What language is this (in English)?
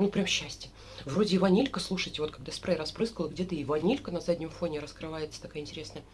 Russian